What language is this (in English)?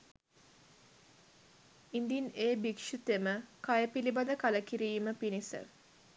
Sinhala